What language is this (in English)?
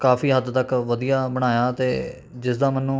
Punjabi